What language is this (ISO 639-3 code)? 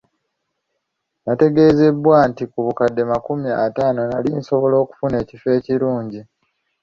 lug